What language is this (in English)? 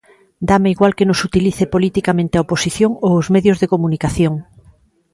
Galician